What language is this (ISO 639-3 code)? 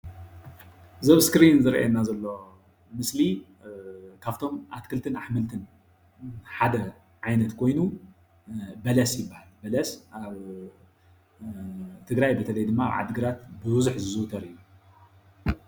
tir